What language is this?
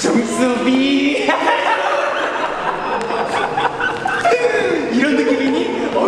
Korean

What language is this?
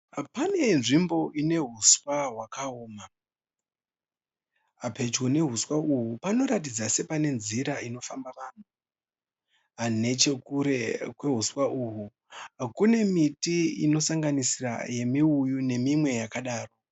Shona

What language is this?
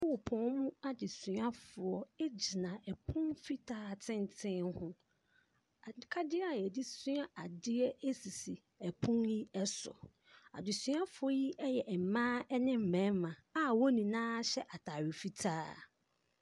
Akan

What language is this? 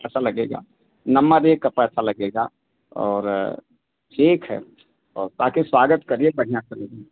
Hindi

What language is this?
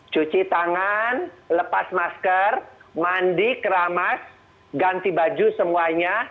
Indonesian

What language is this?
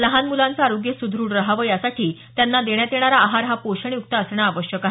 Marathi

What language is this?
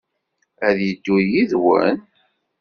Kabyle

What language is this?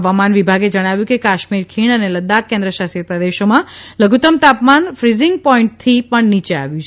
Gujarati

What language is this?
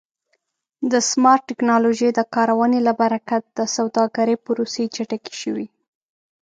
Pashto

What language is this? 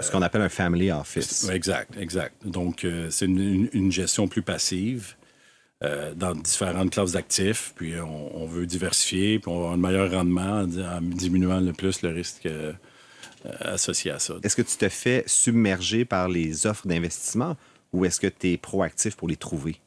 French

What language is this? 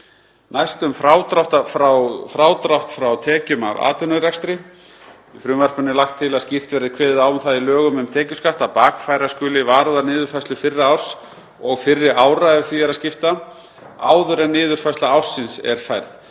Icelandic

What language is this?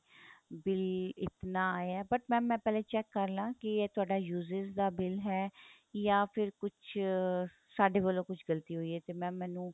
Punjabi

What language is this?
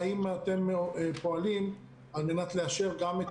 Hebrew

